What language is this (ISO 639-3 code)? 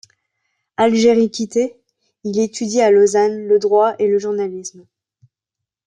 fra